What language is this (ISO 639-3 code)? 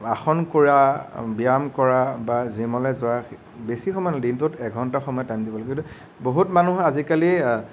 asm